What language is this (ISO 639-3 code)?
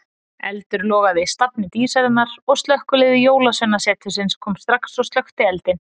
isl